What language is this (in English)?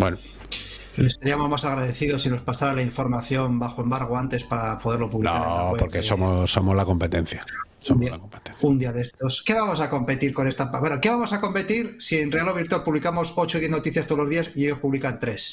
Spanish